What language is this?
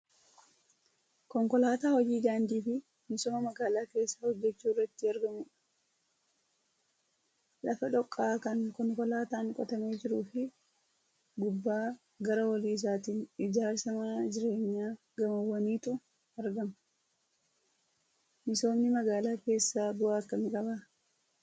Oromo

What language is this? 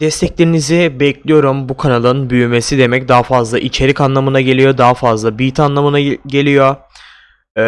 Turkish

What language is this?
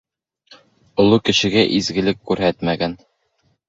Bashkir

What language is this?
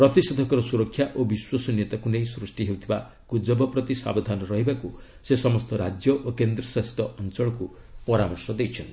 Odia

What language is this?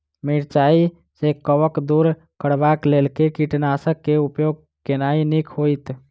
Maithili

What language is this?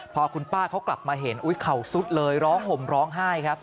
Thai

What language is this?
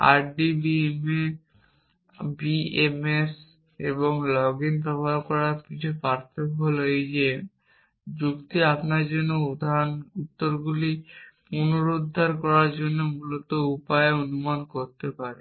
Bangla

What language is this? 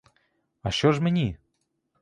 Ukrainian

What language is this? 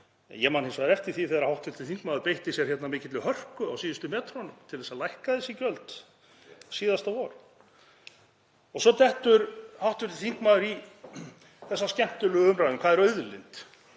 Icelandic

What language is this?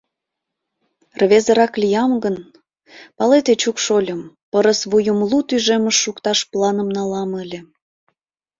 Mari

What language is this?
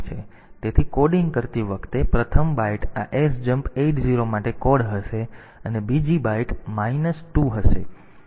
Gujarati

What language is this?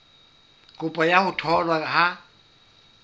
Southern Sotho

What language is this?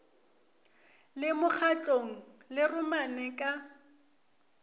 Northern Sotho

